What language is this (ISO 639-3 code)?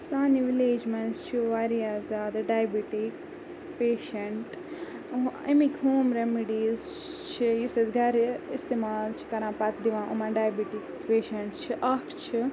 kas